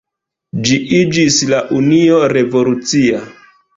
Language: Esperanto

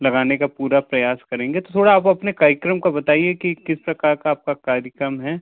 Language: Hindi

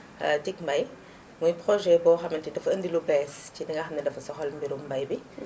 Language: Wolof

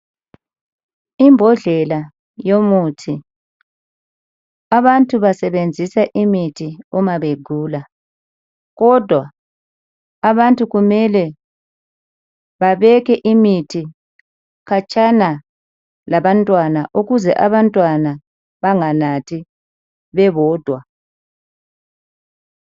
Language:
North Ndebele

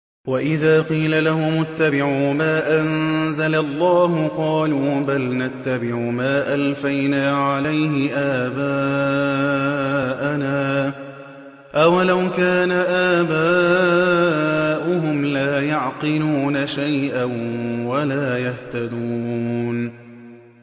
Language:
Arabic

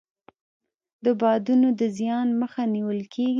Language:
Pashto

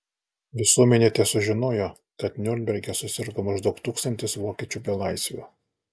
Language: Lithuanian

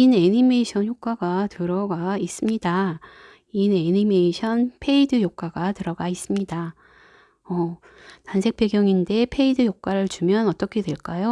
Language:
Korean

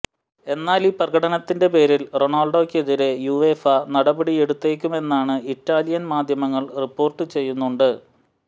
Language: Malayalam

